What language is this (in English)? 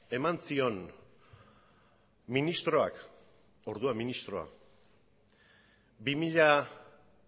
Basque